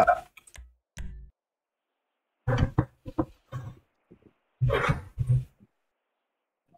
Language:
Indonesian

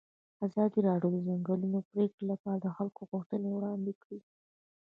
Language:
Pashto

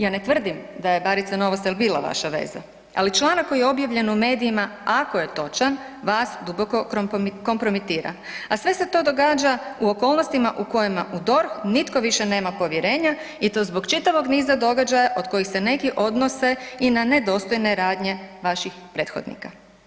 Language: Croatian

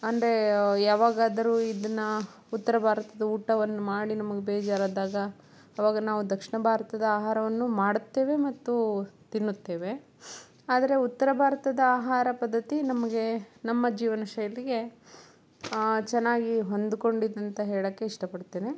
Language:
Kannada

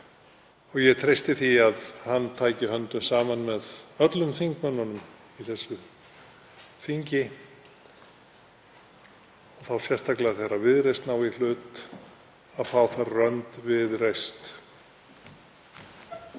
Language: Icelandic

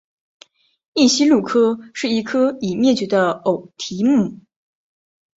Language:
Chinese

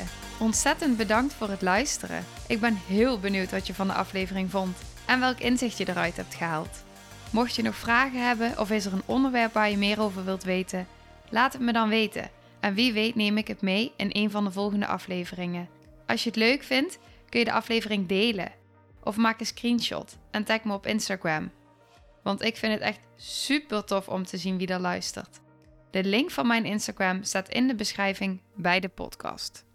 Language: Dutch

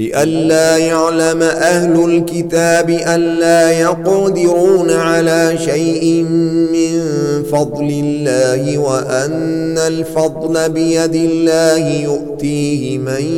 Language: Arabic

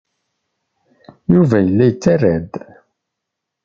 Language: Kabyle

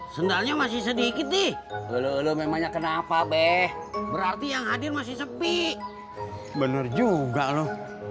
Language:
Indonesian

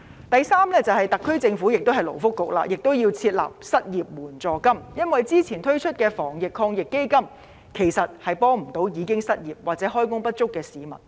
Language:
Cantonese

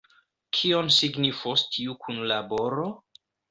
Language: Esperanto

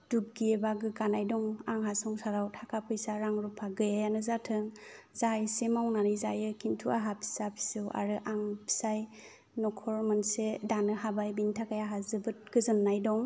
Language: Bodo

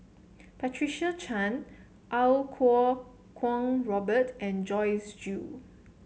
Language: English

